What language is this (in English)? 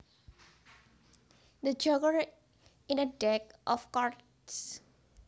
Javanese